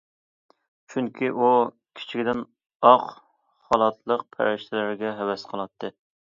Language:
Uyghur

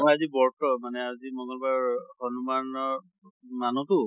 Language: Assamese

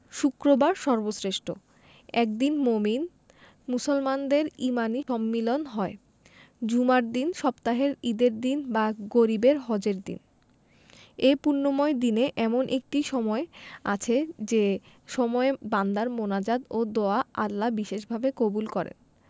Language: Bangla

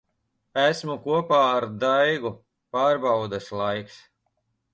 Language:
Latvian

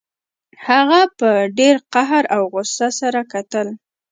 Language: Pashto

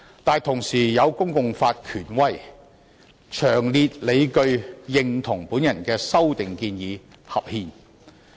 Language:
Cantonese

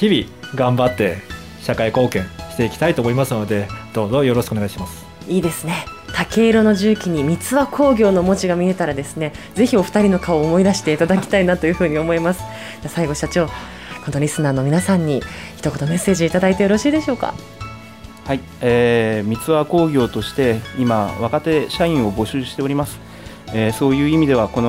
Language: Japanese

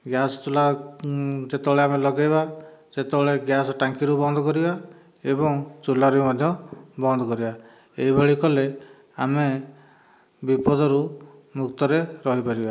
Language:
Odia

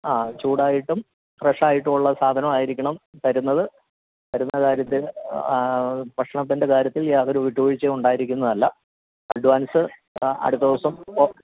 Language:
Malayalam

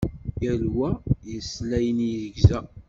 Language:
Kabyle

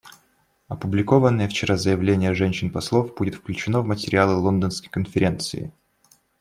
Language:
Russian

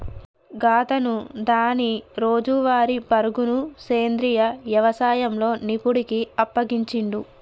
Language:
Telugu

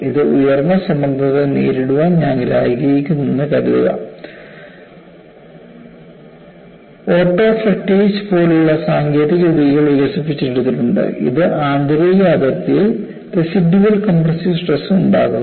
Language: Malayalam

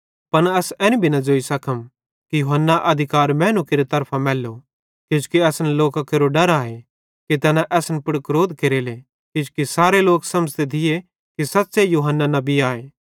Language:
Bhadrawahi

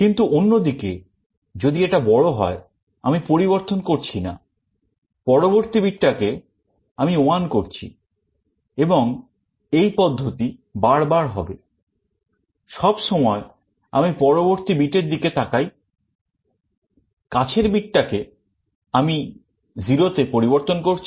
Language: Bangla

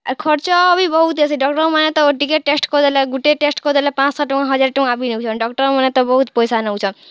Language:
Odia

